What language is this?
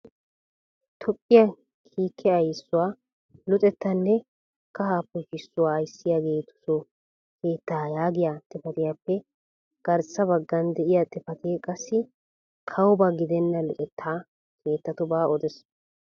Wolaytta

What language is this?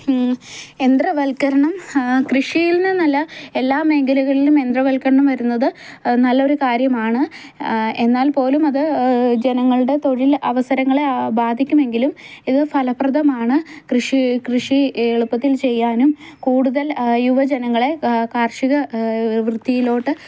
Malayalam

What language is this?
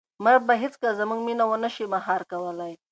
Pashto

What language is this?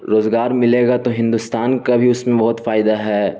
Urdu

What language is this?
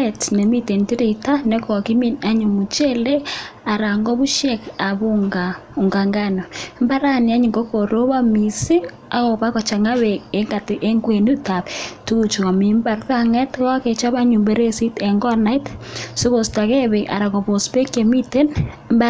Kalenjin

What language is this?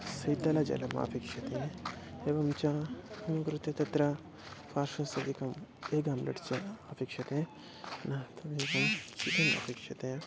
Sanskrit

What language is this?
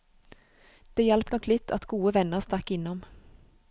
Norwegian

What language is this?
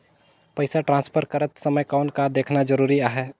Chhattisgarhi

